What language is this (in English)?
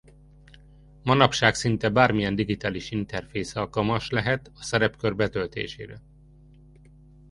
Hungarian